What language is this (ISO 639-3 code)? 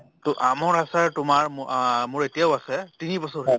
asm